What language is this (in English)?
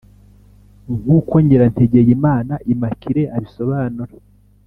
Kinyarwanda